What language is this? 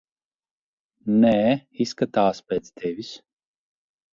Latvian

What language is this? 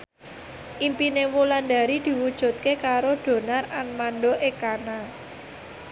Javanese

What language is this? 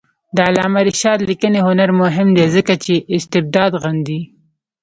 Pashto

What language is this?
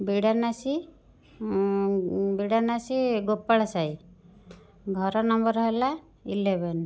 Odia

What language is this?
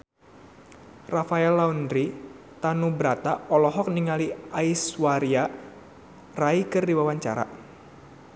Sundanese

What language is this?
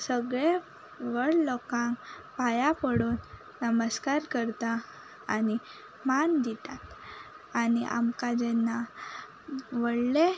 Konkani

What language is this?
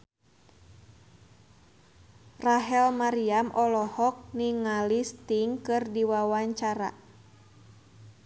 Sundanese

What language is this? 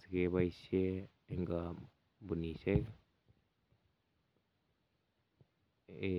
Kalenjin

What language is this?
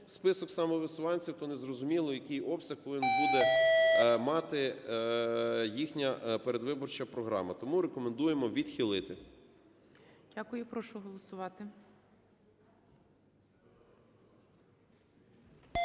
Ukrainian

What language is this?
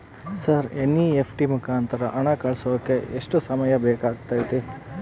Kannada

